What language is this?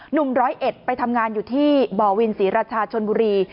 Thai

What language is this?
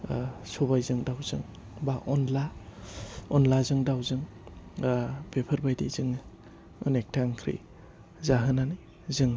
Bodo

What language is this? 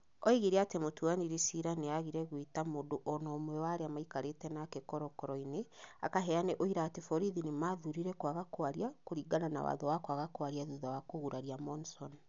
Kikuyu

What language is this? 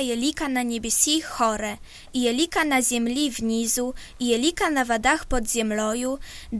Polish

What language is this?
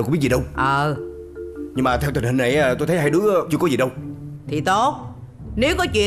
Vietnamese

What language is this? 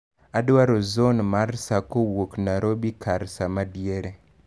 Luo (Kenya and Tanzania)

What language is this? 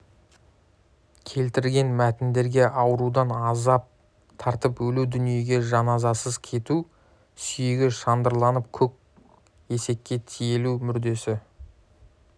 Kazakh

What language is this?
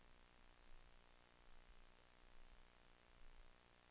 Swedish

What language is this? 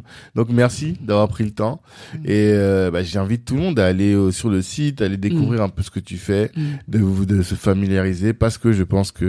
French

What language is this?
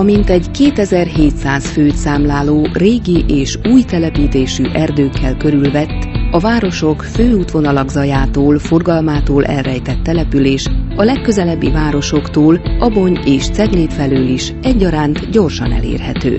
Hungarian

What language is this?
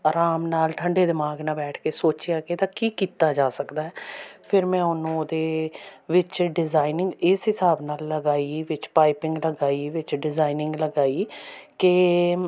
Punjabi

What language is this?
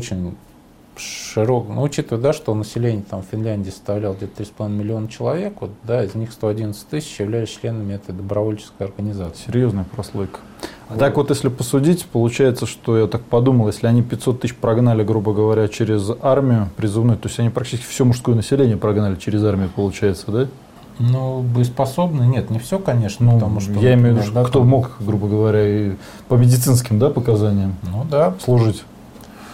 Russian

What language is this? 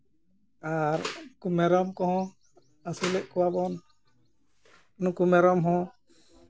Santali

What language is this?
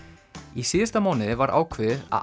Icelandic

